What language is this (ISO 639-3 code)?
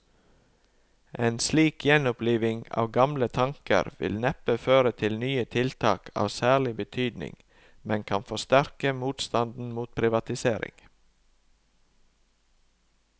nor